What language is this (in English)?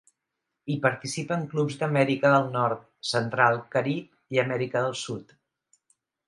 Catalan